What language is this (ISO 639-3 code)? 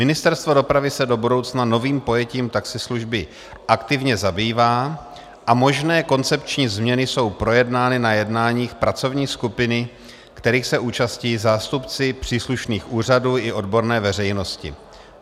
ces